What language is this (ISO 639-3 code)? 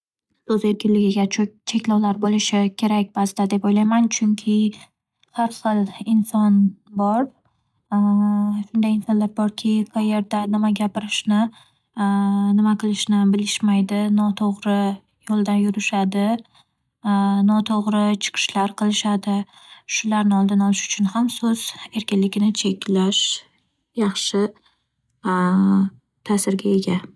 uzb